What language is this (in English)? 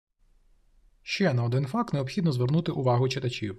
Ukrainian